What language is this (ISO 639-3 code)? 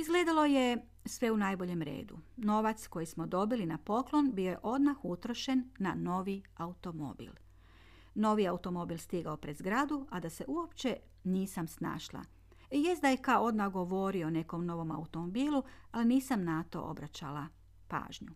hrv